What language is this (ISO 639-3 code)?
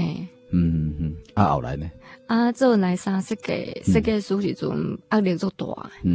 zho